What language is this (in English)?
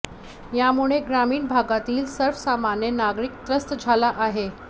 Marathi